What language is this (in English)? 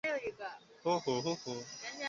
Chinese